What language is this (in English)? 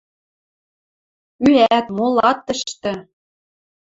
Western Mari